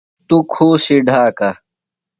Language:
Phalura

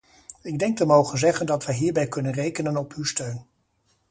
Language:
Dutch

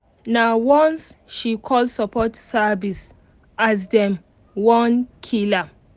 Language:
Nigerian Pidgin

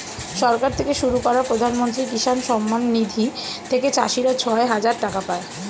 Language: Bangla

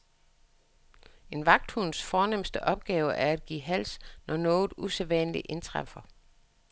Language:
Danish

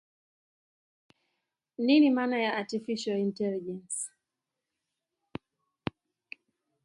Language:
Swahili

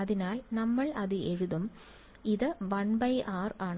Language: Malayalam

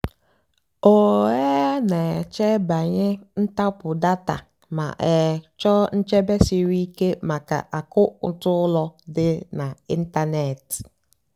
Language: Igbo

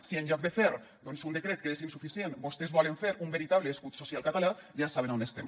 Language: Catalan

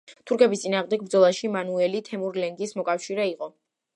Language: Georgian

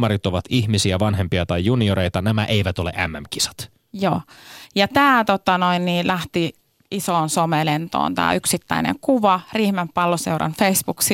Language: Finnish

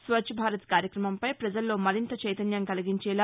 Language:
Telugu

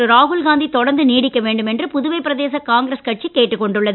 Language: Tamil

